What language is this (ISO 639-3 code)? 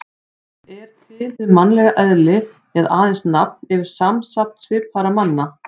isl